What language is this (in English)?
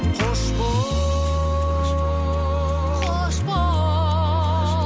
Kazakh